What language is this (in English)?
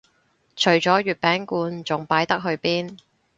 Cantonese